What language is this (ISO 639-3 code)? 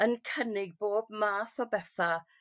cym